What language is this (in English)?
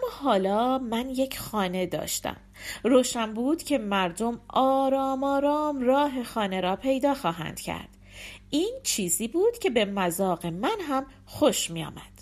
Persian